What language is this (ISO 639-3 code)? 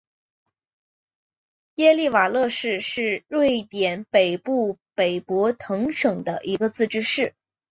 zho